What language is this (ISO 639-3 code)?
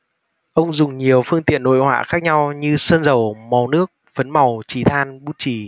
vie